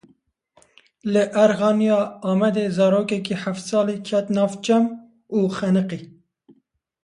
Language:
Kurdish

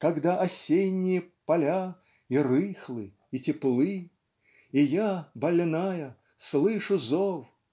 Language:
Russian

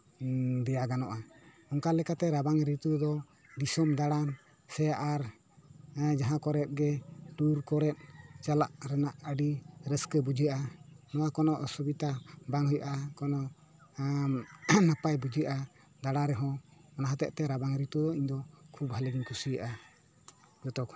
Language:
Santali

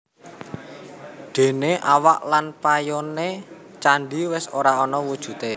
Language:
Javanese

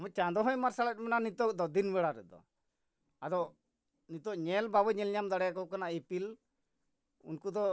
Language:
Santali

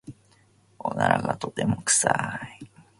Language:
Japanese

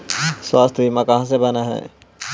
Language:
Magahi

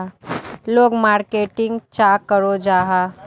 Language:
Magahi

